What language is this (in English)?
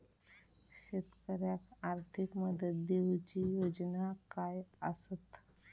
Marathi